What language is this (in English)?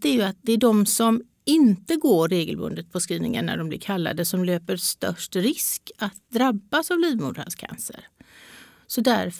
Swedish